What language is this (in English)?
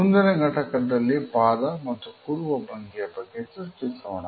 Kannada